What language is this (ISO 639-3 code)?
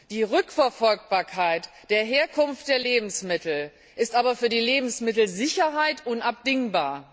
deu